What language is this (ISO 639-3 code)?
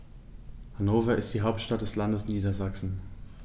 deu